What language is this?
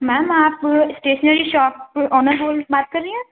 Urdu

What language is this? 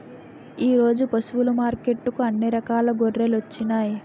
Telugu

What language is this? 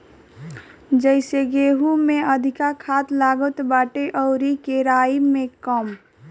Bhojpuri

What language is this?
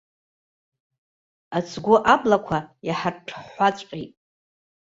Abkhazian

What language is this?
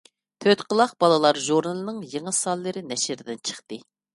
Uyghur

